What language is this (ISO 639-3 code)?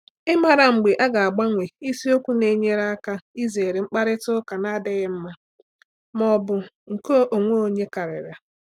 ibo